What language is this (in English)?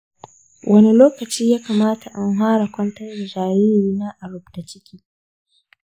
Hausa